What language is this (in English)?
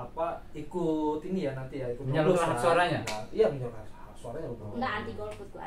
Indonesian